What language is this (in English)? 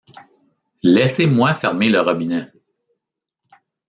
French